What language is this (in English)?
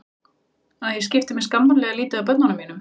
Icelandic